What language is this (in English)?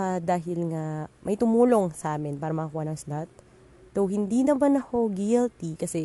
Filipino